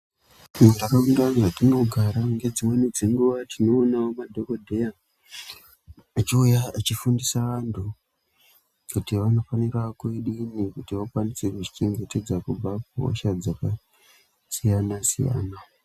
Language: Ndau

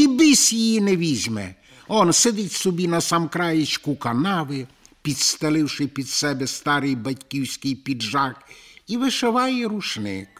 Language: Ukrainian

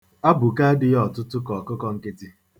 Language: Igbo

